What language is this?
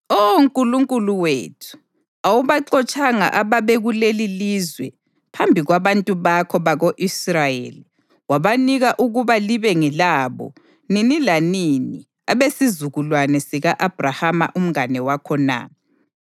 North Ndebele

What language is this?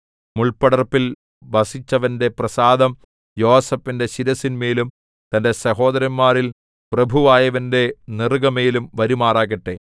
Malayalam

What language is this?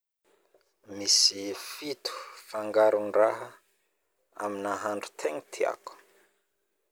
Northern Betsimisaraka Malagasy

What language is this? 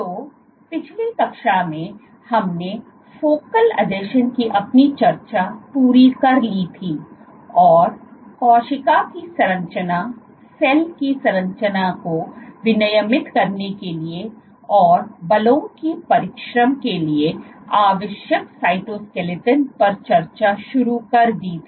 Hindi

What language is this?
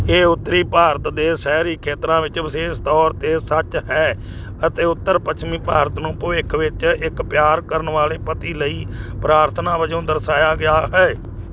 Punjabi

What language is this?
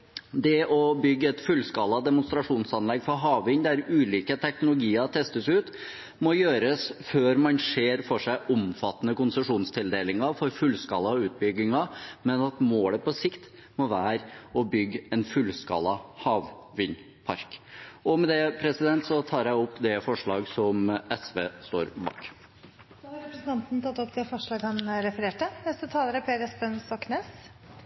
Norwegian Bokmål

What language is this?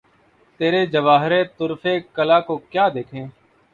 Urdu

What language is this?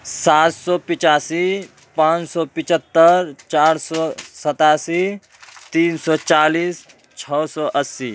Urdu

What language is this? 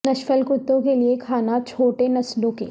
Urdu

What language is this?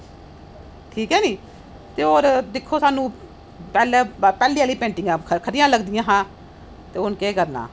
Dogri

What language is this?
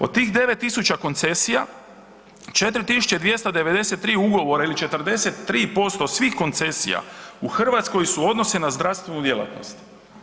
Croatian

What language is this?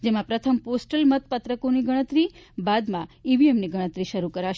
Gujarati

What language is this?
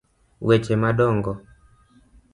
Luo (Kenya and Tanzania)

